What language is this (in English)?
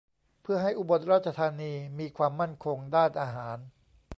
Thai